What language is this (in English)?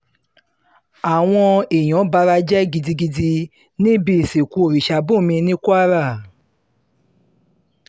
Yoruba